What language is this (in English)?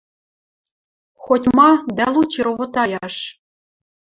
Western Mari